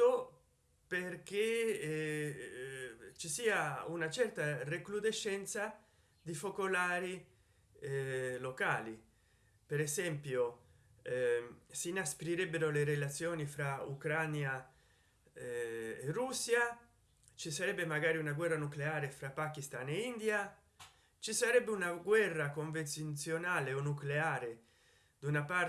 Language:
Italian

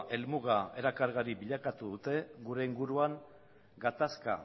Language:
Basque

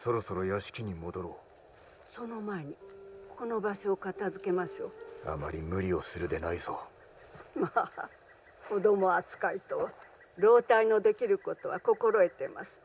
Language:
Japanese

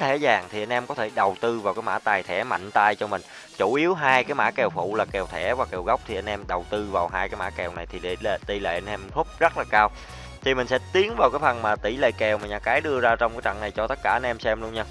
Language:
Vietnamese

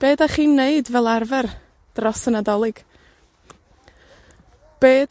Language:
Welsh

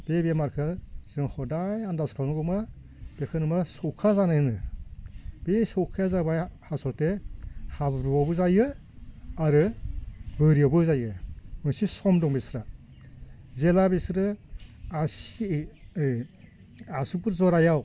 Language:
Bodo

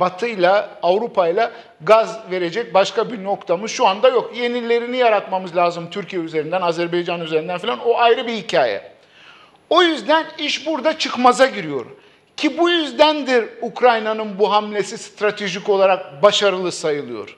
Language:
Turkish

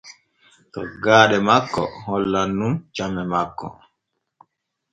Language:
Borgu Fulfulde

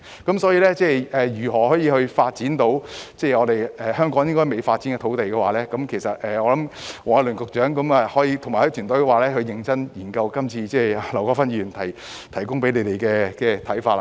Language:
Cantonese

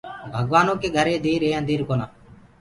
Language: Gurgula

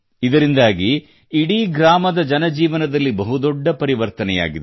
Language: Kannada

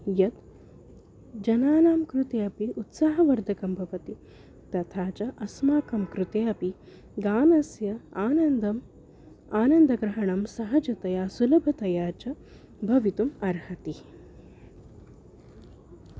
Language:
Sanskrit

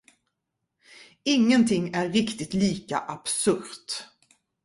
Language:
Swedish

